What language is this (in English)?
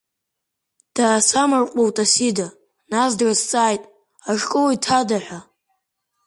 Abkhazian